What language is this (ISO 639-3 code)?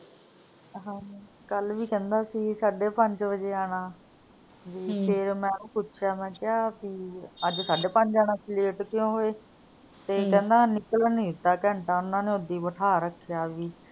pan